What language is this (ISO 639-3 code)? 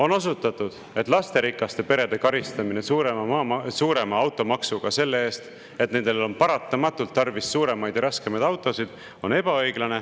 est